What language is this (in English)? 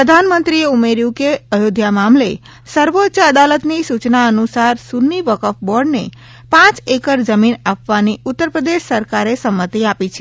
Gujarati